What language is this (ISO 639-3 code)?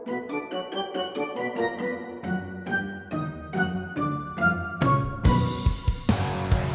ind